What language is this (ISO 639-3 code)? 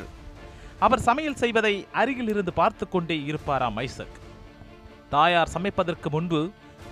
tam